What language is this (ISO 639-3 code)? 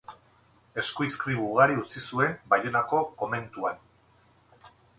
eus